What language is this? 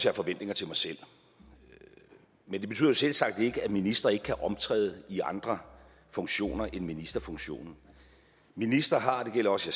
Danish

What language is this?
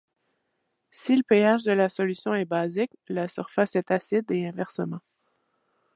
French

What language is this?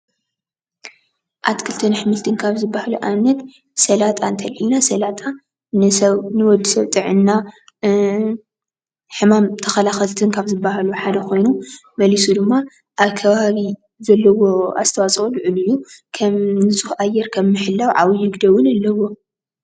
Tigrinya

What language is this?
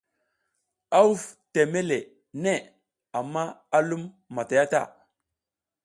South Giziga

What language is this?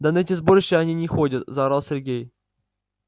Russian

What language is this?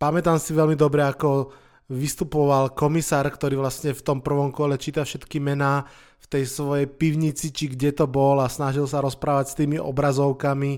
Slovak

